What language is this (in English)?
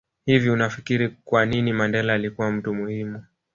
Swahili